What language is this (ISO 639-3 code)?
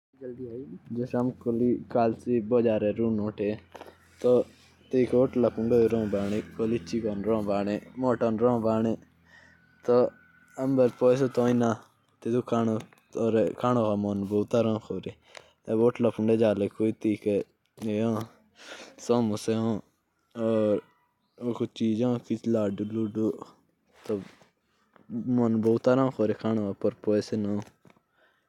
jns